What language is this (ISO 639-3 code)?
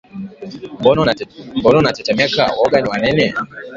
swa